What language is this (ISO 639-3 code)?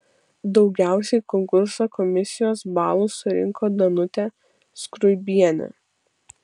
lit